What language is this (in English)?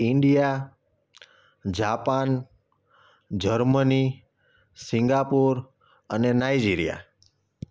Gujarati